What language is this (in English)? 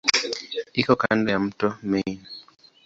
Swahili